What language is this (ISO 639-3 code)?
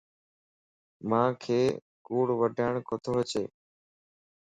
lss